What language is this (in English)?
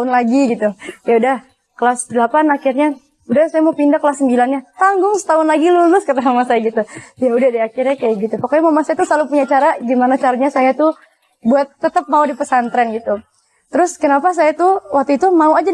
Indonesian